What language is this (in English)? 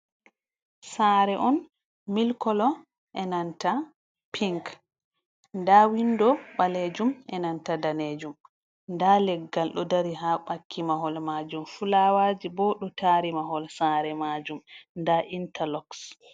Fula